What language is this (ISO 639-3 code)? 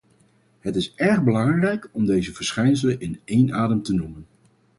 nld